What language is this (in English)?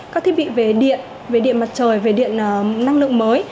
Vietnamese